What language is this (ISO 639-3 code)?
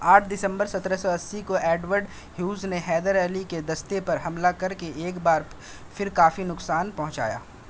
urd